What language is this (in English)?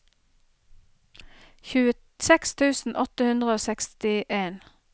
Norwegian